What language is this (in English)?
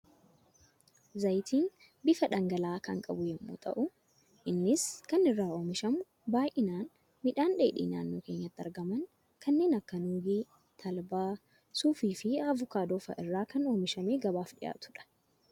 Oromo